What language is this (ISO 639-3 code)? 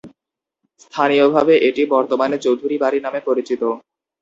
ben